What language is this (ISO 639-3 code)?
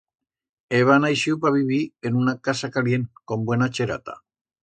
arg